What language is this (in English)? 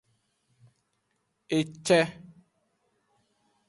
Aja (Benin)